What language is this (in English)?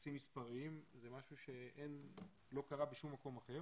Hebrew